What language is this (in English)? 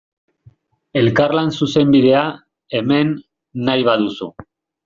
Basque